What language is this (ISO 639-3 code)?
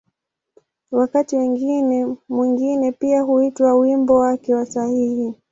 swa